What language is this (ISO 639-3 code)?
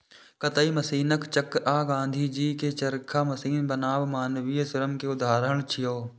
mai